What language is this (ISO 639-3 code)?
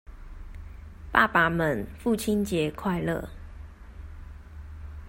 zho